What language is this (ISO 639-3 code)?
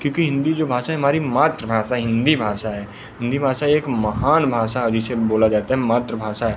hin